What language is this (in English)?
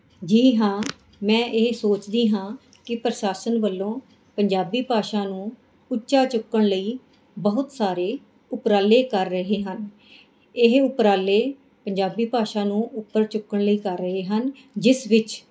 Punjabi